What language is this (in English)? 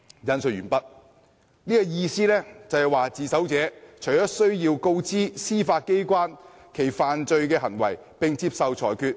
Cantonese